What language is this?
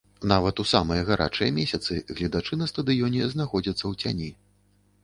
Belarusian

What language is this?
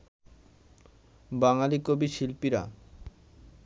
Bangla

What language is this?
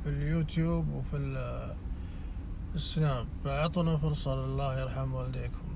Arabic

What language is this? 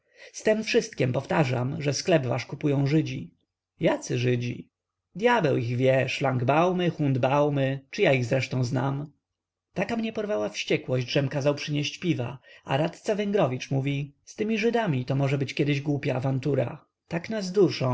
Polish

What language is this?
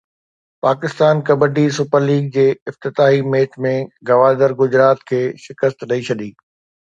Sindhi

